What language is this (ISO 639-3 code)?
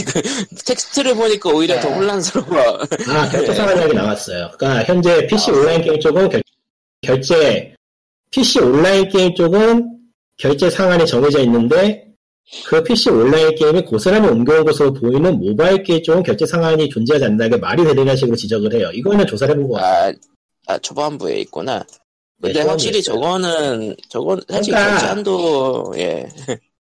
kor